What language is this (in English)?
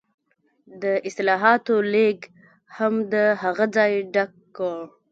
Pashto